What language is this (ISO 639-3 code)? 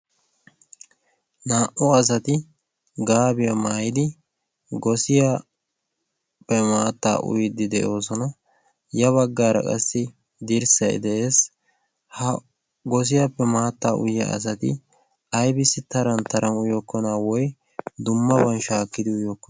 wal